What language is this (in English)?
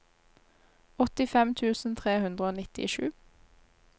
Norwegian